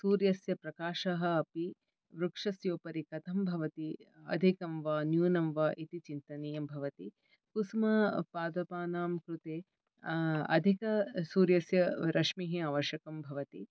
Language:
Sanskrit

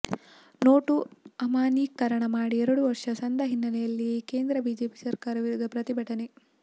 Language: Kannada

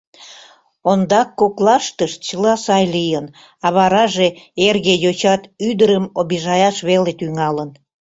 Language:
Mari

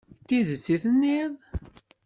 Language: Kabyle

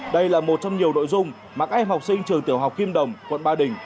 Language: Vietnamese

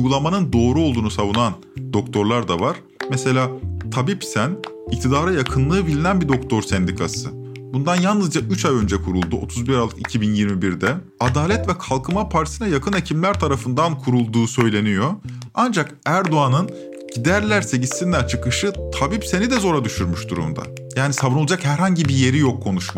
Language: Turkish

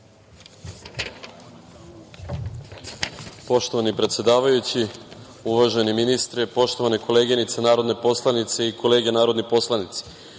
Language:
Serbian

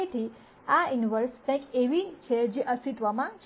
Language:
Gujarati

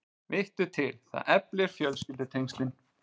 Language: Icelandic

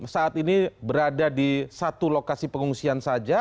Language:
Indonesian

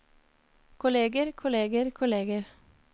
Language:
Norwegian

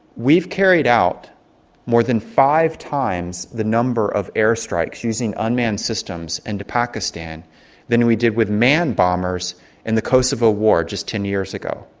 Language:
English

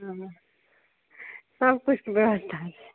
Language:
Maithili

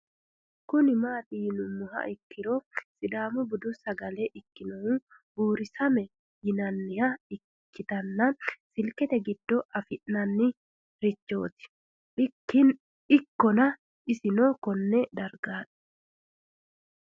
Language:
Sidamo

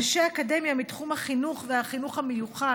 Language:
Hebrew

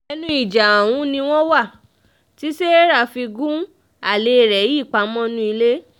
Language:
Yoruba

